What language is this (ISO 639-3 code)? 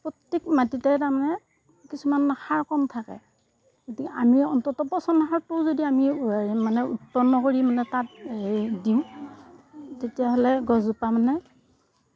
asm